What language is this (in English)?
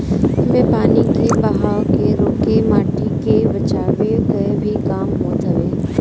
Bhojpuri